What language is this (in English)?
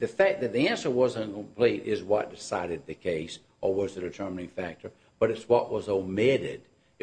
English